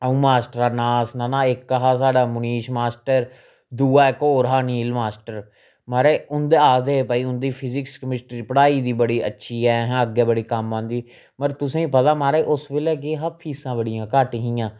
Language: Dogri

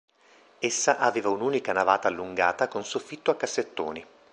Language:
Italian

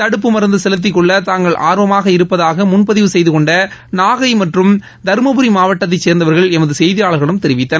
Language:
Tamil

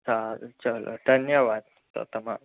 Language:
Gujarati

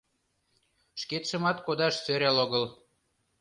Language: Mari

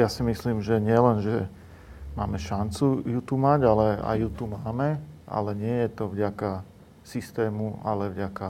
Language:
Slovak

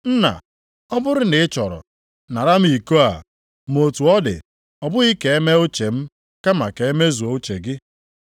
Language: Igbo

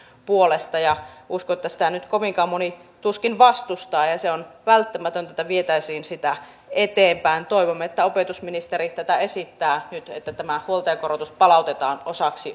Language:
Finnish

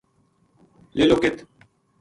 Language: Gujari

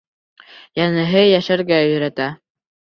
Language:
Bashkir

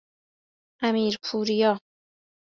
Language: Persian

